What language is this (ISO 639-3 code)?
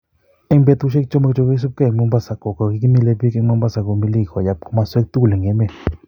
kln